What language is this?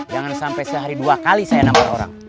Indonesian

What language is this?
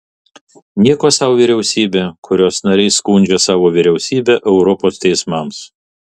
Lithuanian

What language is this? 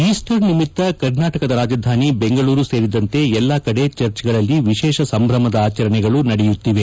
Kannada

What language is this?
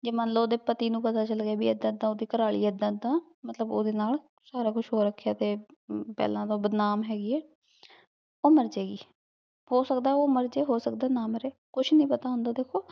Punjabi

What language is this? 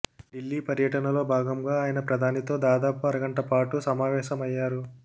Telugu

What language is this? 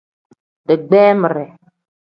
Tem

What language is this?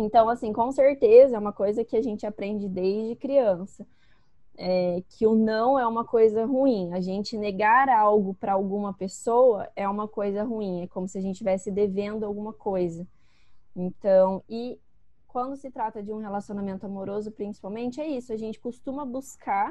Portuguese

